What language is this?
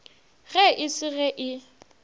Northern Sotho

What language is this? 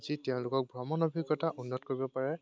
Assamese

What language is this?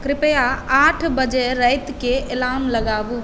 Maithili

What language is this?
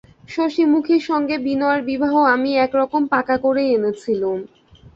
Bangla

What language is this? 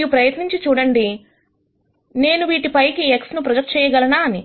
Telugu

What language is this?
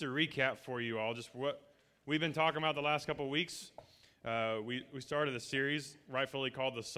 English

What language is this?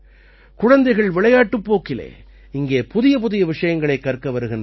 Tamil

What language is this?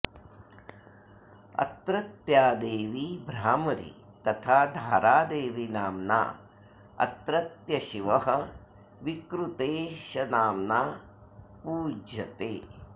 Sanskrit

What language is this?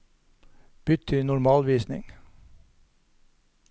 Norwegian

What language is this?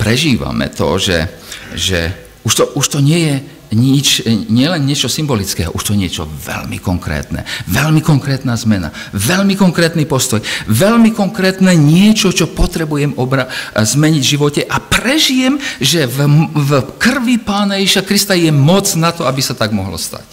Slovak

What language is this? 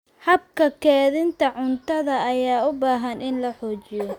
Somali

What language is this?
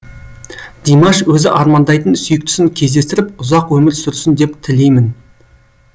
Kazakh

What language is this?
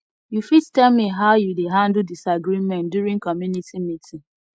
Nigerian Pidgin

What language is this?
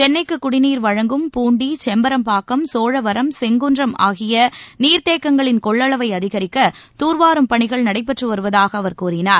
Tamil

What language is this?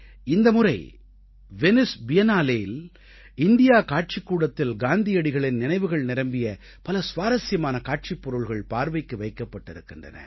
Tamil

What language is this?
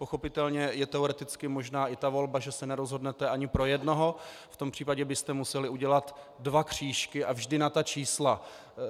Czech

